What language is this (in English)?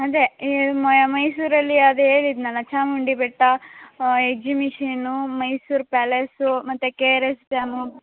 Kannada